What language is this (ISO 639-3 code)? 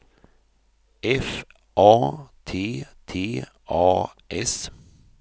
swe